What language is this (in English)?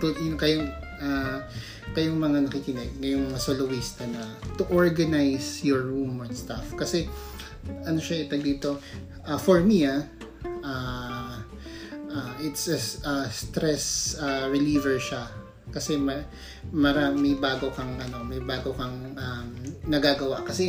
Filipino